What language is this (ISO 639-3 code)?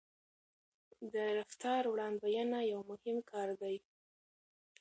pus